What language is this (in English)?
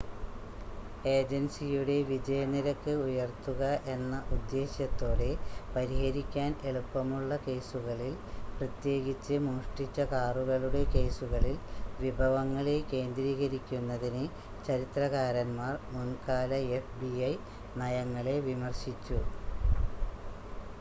Malayalam